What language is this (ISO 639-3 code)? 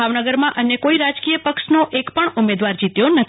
guj